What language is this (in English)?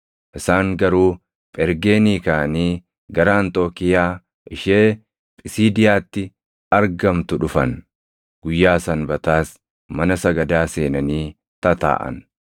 Oromo